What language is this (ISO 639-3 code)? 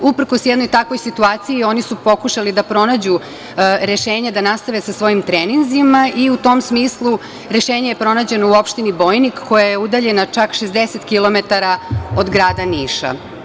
srp